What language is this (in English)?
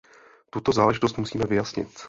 Czech